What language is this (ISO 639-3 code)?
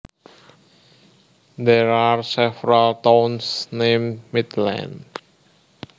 jav